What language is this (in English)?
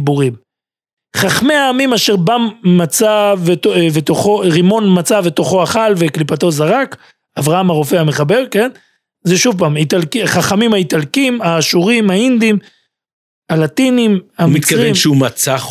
Hebrew